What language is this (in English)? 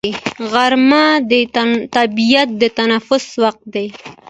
Pashto